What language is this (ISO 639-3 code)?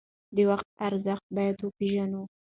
pus